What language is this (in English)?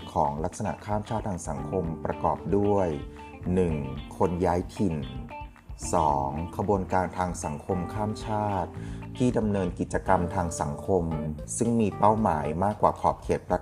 Thai